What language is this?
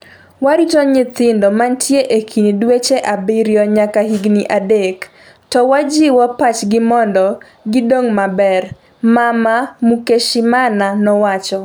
Luo (Kenya and Tanzania)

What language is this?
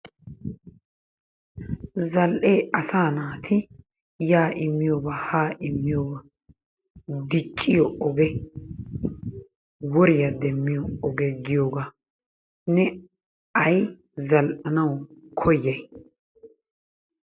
Wolaytta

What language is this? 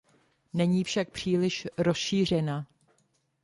Czech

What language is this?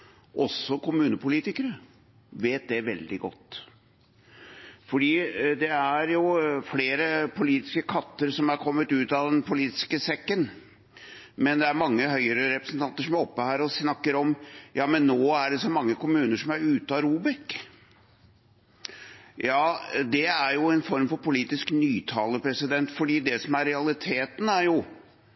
Norwegian Bokmål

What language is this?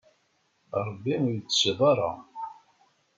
Kabyle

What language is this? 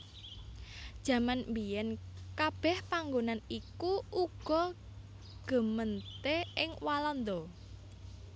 Javanese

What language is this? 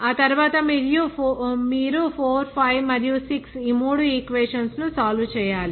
Telugu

